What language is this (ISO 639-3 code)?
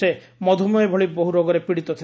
ori